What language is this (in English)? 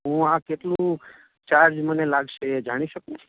Gujarati